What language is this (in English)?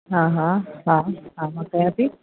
Sindhi